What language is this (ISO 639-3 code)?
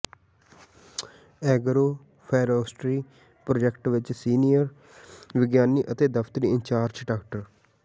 pan